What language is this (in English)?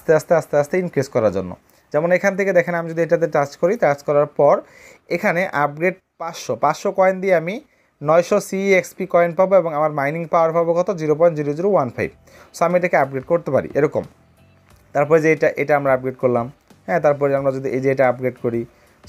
Bangla